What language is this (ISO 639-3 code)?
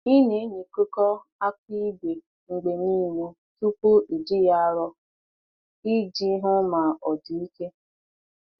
ibo